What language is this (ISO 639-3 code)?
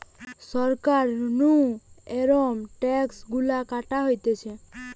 ben